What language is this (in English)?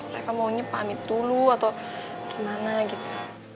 Indonesian